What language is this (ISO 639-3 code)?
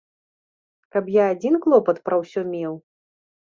bel